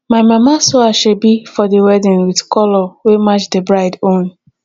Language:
Nigerian Pidgin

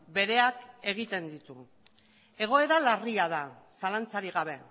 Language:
Basque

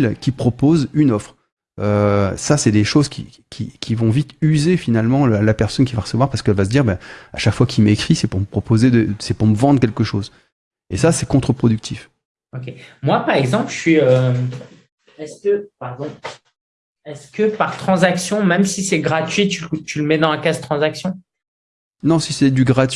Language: French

